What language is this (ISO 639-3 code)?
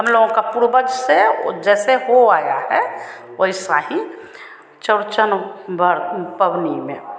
hin